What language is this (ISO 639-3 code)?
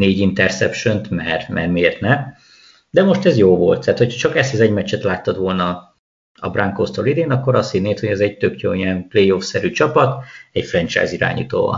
hun